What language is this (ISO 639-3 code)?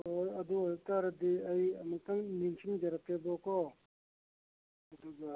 mni